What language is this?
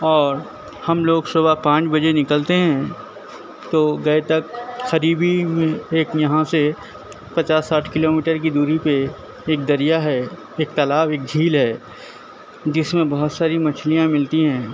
Urdu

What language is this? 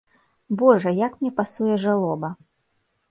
Belarusian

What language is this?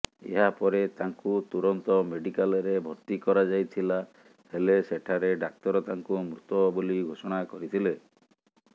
Odia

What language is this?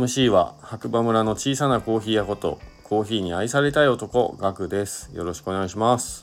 Japanese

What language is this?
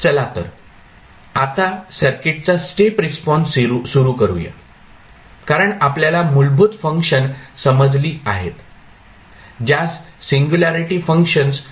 Marathi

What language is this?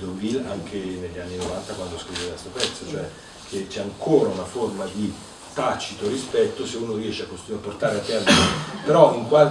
Italian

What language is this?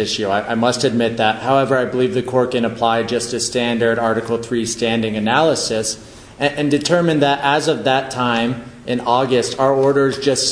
English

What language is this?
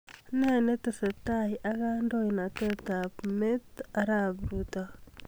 Kalenjin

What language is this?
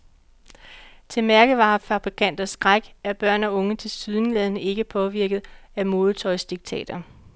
Danish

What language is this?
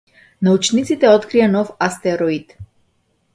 Macedonian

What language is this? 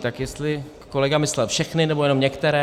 Czech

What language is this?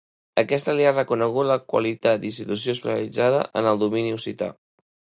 Catalan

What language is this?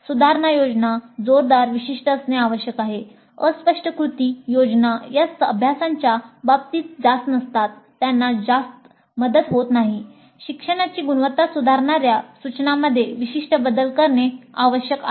Marathi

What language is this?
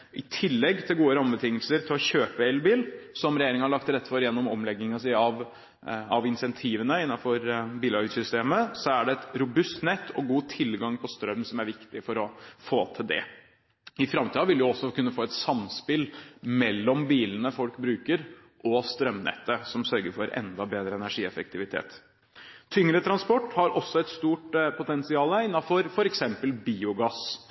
Norwegian Bokmål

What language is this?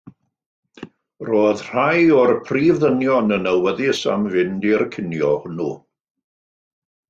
Welsh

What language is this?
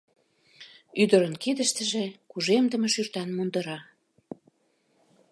Mari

